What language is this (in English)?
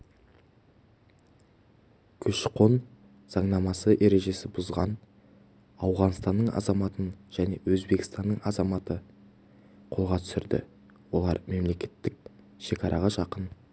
Kazakh